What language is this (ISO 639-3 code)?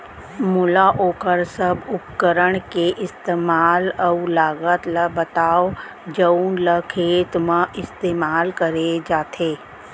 hne